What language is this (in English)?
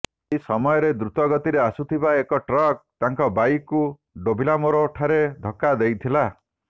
Odia